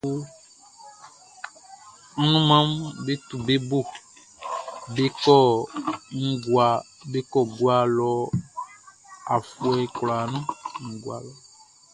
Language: Baoulé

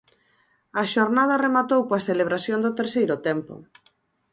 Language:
Galician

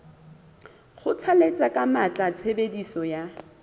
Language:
Southern Sotho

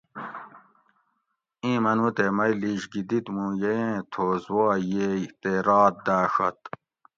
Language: Gawri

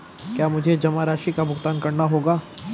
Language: Hindi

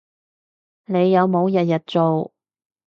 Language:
Cantonese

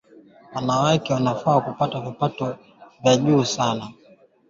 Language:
Swahili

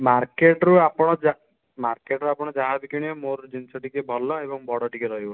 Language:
Odia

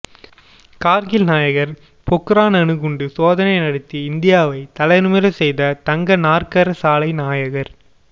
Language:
Tamil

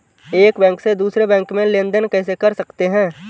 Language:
Hindi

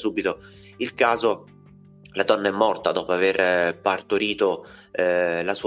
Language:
Italian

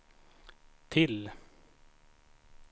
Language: Swedish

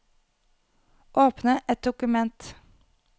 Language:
Norwegian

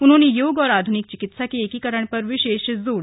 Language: Hindi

